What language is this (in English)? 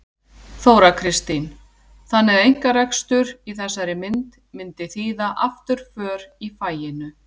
Icelandic